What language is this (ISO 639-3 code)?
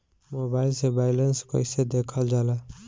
bho